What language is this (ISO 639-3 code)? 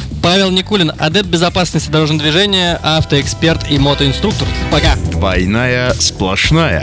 rus